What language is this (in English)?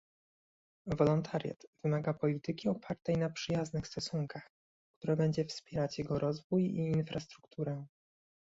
Polish